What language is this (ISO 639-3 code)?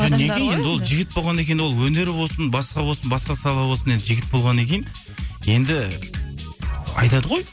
kaz